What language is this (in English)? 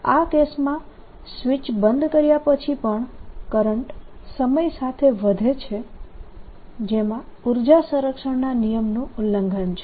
Gujarati